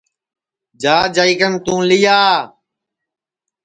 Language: Sansi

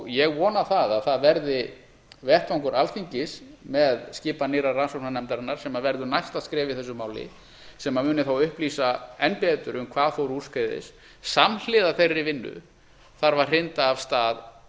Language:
Icelandic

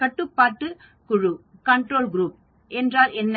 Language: Tamil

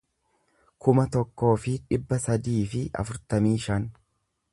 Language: Oromo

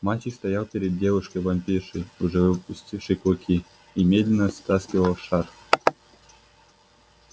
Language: Russian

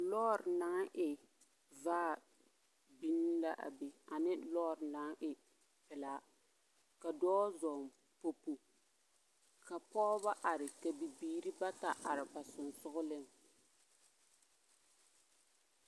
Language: Southern Dagaare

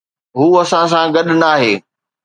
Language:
Sindhi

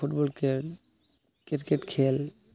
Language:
Santali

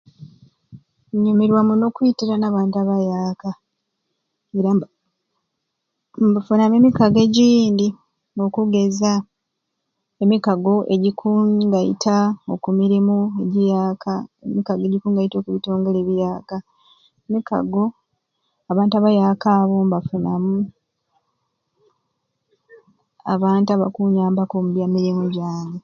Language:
Ruuli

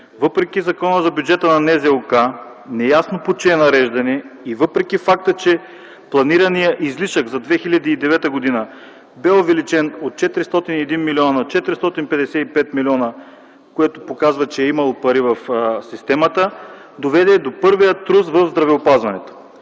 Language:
Bulgarian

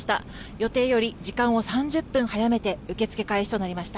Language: Japanese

